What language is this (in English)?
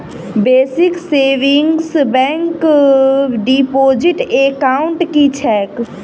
Maithili